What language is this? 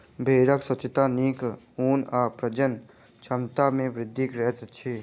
Maithili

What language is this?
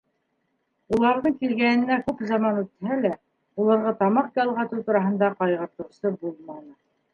Bashkir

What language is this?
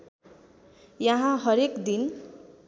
Nepali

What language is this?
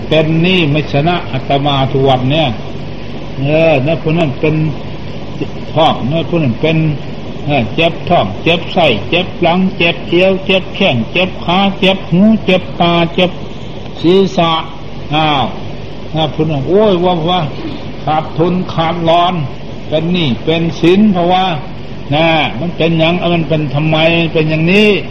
Thai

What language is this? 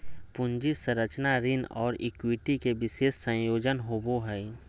Magahi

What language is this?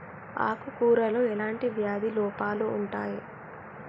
Telugu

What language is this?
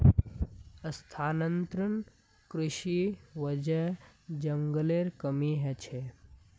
Magahi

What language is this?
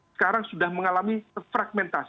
Indonesian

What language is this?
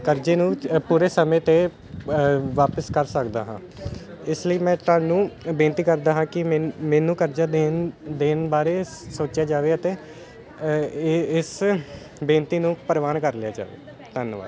Punjabi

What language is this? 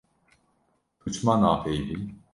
Kurdish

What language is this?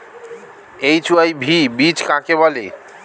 Bangla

